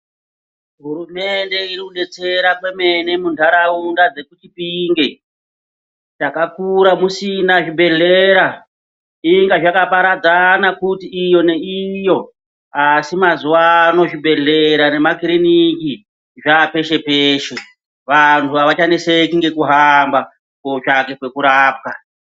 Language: Ndau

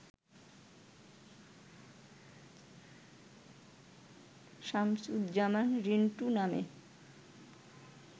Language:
Bangla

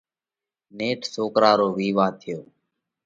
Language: Parkari Koli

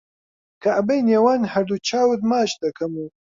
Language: Central Kurdish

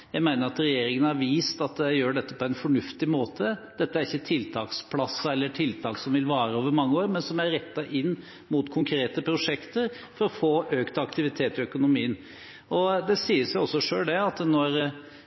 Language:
Norwegian Bokmål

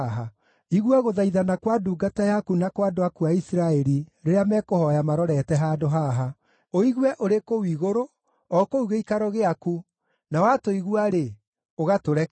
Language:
Kikuyu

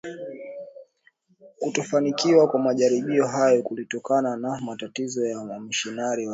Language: Swahili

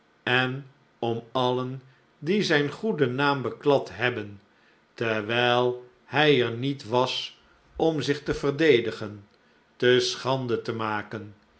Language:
Dutch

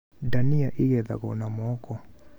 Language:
Kikuyu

